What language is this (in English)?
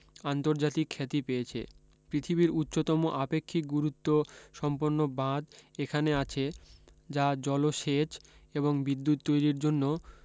Bangla